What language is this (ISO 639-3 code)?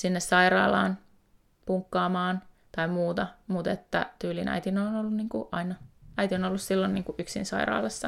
fin